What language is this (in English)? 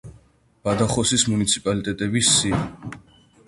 Georgian